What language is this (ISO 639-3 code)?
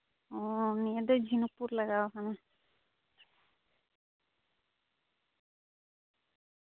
sat